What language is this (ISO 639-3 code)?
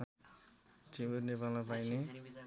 nep